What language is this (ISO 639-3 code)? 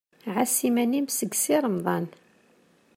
kab